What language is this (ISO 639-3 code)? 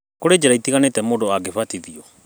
kik